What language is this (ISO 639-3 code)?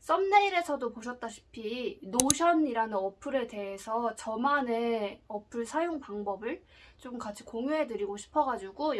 kor